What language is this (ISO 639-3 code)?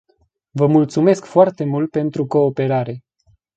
ron